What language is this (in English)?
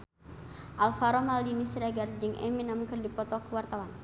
Sundanese